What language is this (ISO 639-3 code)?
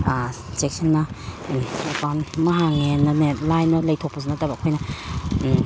mni